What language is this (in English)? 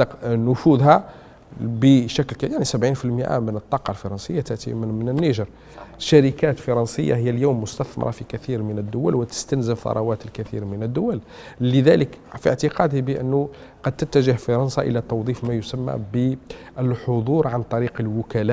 Arabic